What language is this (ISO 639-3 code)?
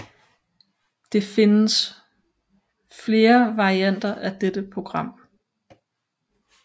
dan